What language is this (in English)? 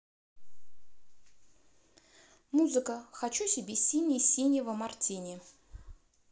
Russian